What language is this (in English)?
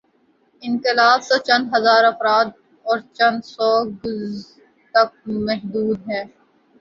Urdu